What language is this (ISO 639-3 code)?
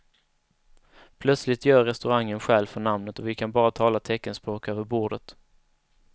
swe